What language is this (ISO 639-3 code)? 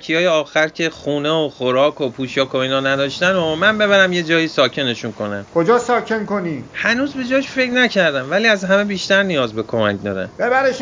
fas